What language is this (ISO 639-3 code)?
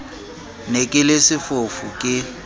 sot